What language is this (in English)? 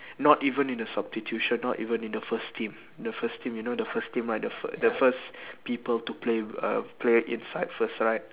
English